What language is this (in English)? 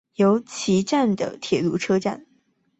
Chinese